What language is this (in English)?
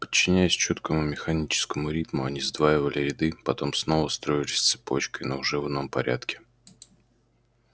Russian